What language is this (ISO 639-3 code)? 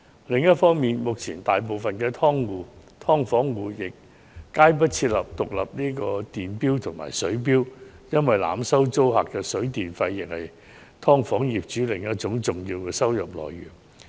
yue